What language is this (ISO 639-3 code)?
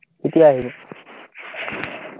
asm